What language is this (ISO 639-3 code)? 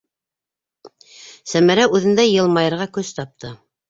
bak